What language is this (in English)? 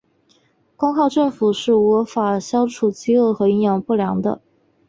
Chinese